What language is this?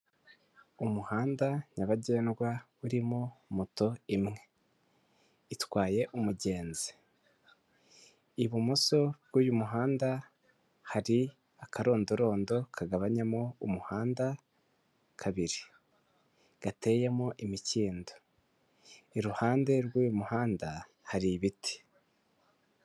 Kinyarwanda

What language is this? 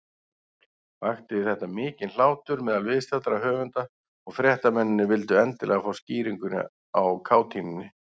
Icelandic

